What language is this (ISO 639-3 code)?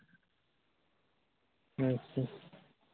sat